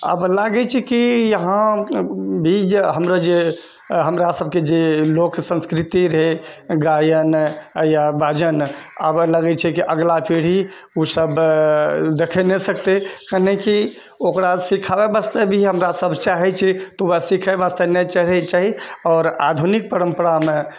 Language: Maithili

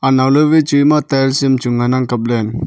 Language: Wancho Naga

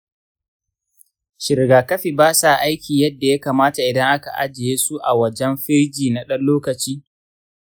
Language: Hausa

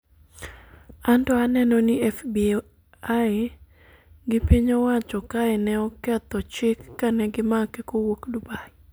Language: Luo (Kenya and Tanzania)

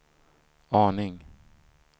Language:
Swedish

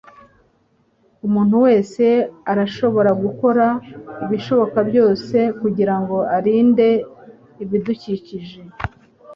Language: Kinyarwanda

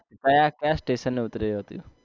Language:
Gujarati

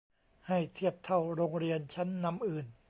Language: Thai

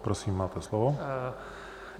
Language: Czech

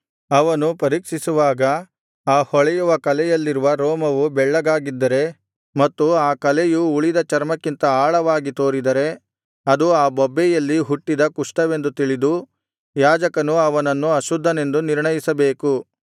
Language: Kannada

